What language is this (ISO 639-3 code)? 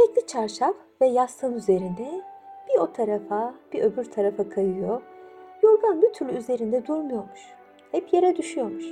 tur